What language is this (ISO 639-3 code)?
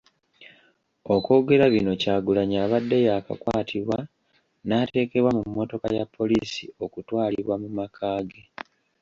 lug